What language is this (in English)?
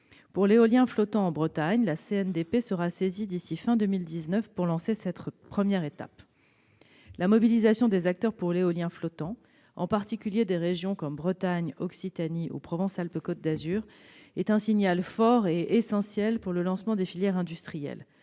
French